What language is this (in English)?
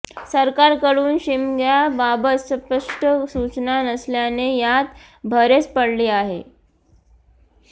Marathi